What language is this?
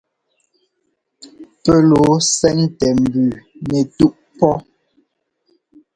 Ngomba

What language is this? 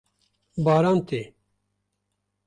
Kurdish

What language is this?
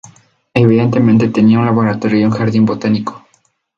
Spanish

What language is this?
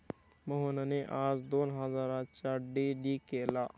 Marathi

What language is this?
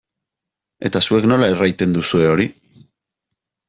Basque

